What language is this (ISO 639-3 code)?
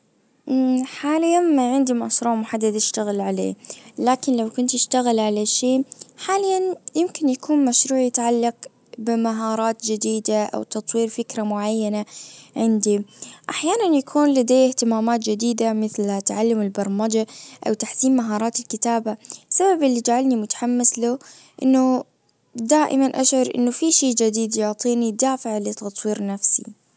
ars